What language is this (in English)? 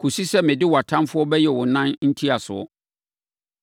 Akan